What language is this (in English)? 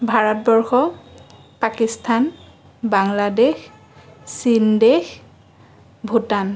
Assamese